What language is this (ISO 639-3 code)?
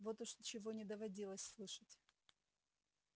rus